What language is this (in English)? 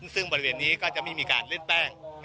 Thai